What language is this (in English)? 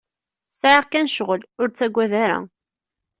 Kabyle